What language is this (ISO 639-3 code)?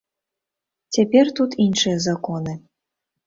bel